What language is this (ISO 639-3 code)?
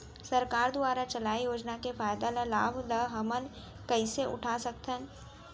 hne